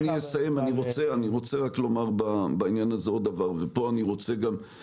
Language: Hebrew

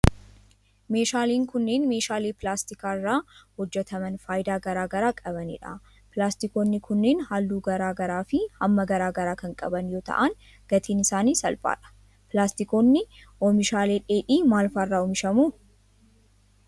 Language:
Oromo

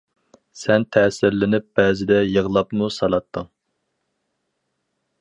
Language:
Uyghur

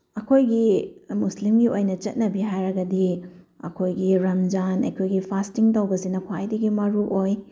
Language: Manipuri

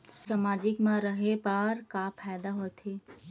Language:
Chhattisgarhi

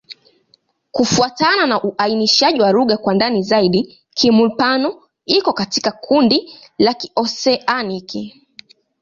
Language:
Swahili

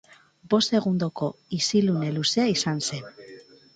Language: Basque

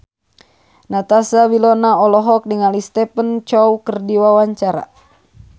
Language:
Sundanese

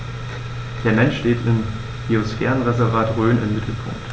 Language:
German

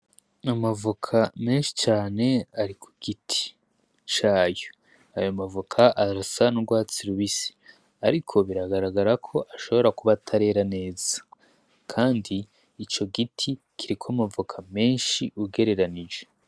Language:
Rundi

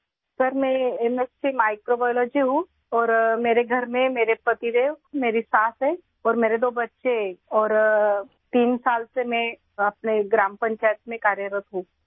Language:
Urdu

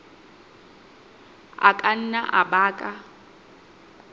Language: Southern Sotho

